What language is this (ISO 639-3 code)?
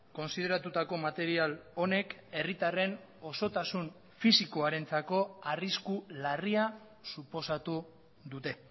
eus